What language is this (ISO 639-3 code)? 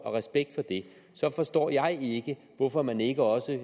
dan